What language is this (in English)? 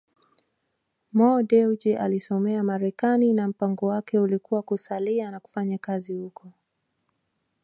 Swahili